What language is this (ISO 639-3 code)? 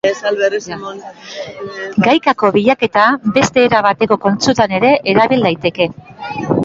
eus